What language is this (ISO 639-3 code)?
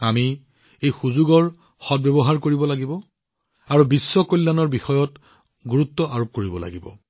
asm